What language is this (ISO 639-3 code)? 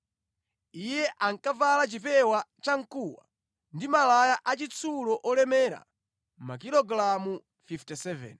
nya